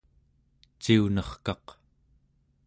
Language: Central Yupik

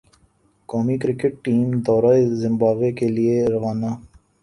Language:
Urdu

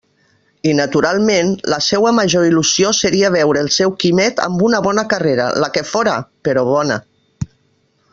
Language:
Catalan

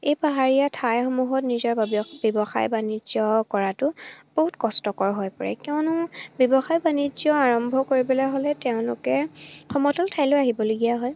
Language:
Assamese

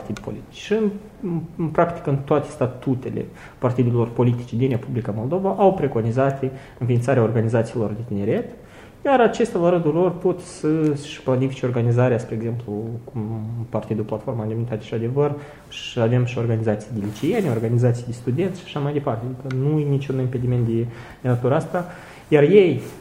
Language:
Romanian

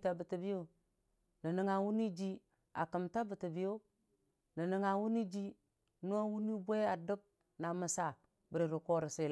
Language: Dijim-Bwilim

